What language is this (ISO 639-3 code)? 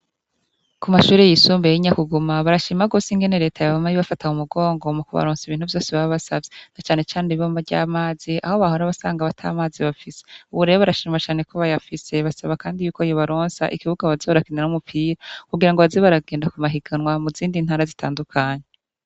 run